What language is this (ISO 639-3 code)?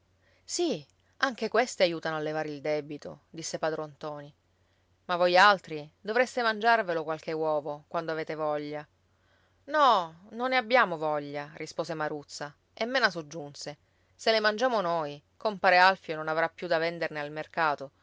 ita